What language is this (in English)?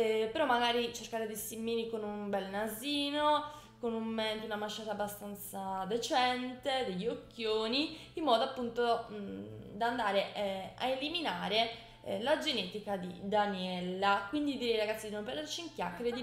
Italian